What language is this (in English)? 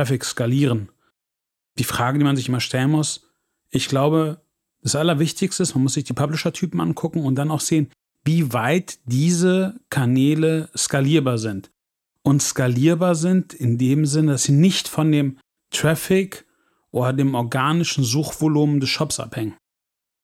German